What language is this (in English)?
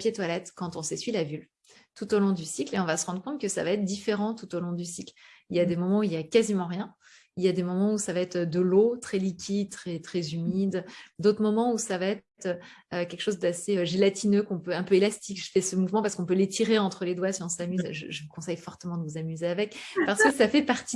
French